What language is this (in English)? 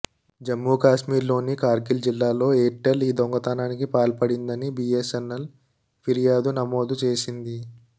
Telugu